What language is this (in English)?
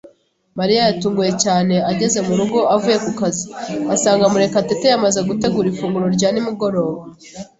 Kinyarwanda